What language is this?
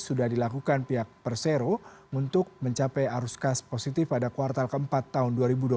Indonesian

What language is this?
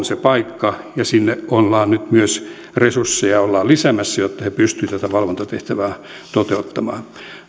Finnish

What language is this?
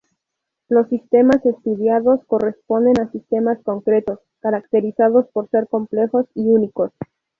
Spanish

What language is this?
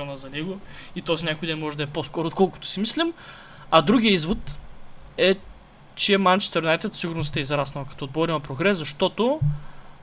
Bulgarian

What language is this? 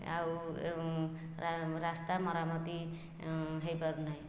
Odia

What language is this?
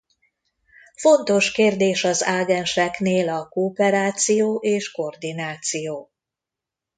Hungarian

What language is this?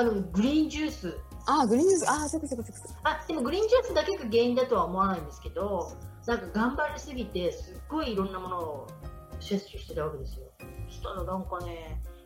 Japanese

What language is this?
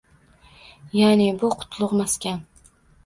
Uzbek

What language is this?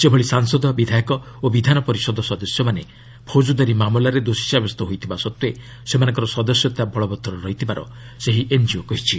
Odia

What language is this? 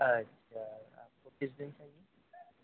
Urdu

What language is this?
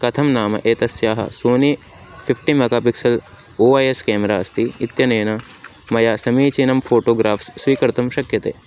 Sanskrit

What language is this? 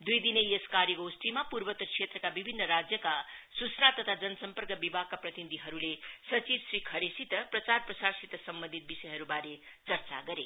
Nepali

